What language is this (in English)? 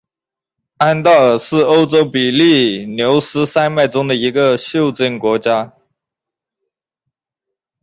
Chinese